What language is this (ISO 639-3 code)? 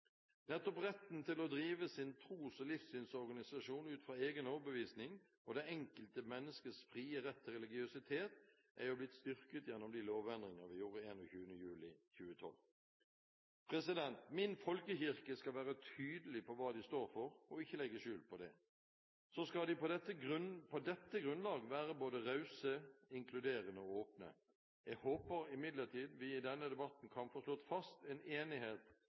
nob